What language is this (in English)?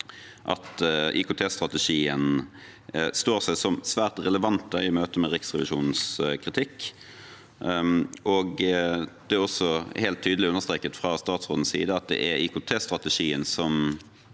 Norwegian